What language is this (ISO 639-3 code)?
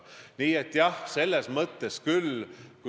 est